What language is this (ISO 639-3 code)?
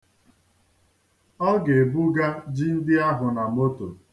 ibo